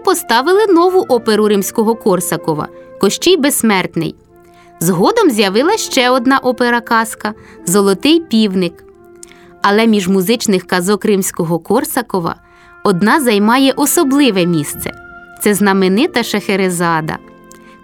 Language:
Ukrainian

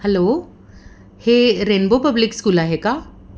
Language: Marathi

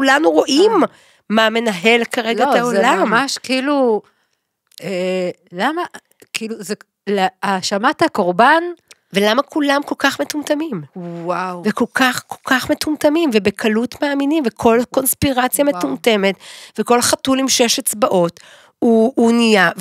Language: Hebrew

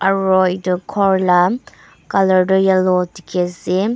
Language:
Naga Pidgin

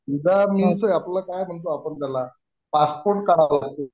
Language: Marathi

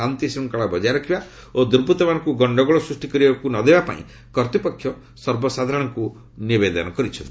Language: Odia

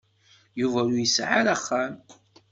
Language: Kabyle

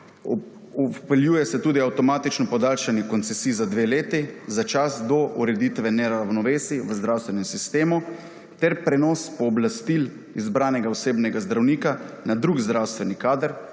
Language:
Slovenian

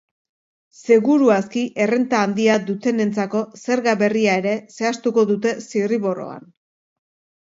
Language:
Basque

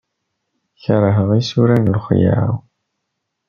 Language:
Kabyle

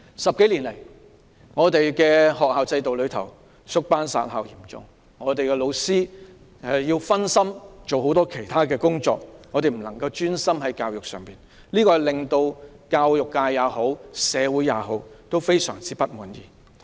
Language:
Cantonese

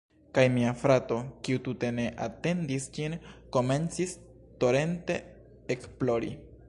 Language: Esperanto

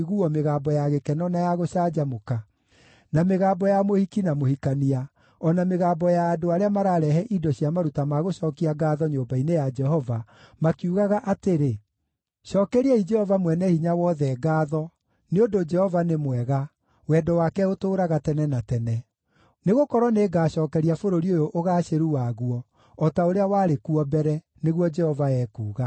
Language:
Kikuyu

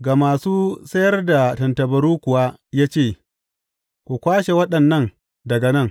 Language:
Hausa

